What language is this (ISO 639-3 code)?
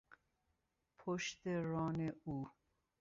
fas